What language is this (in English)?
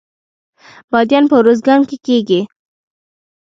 Pashto